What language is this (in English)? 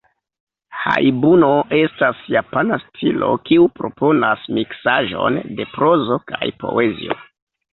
Esperanto